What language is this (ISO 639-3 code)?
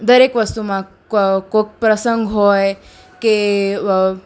guj